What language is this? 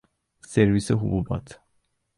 Persian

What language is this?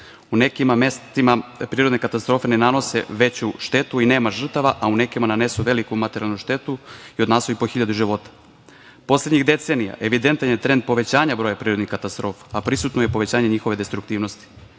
Serbian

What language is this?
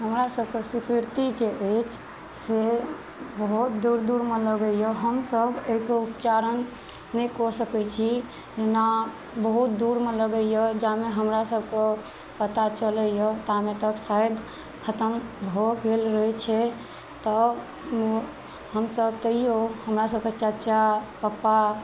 Maithili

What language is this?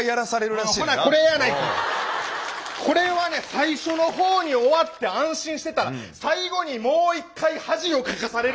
Japanese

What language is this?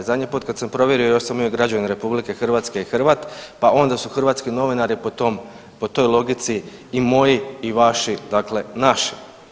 Croatian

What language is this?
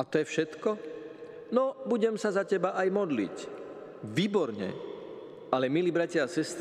Slovak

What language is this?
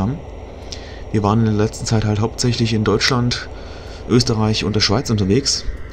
German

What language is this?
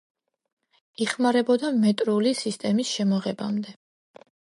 Georgian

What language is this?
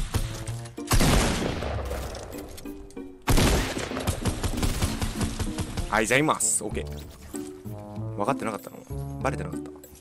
Japanese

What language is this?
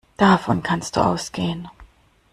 German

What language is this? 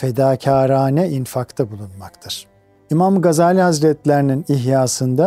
Turkish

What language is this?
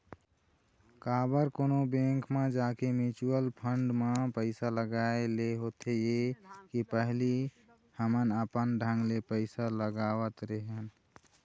Chhattisgarhi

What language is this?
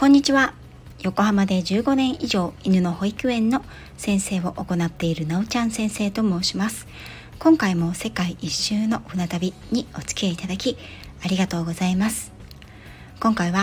Japanese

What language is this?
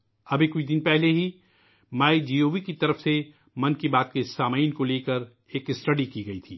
Urdu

